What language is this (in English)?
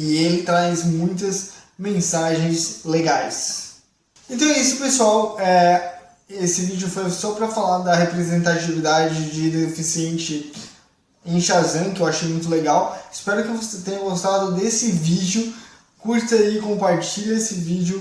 Portuguese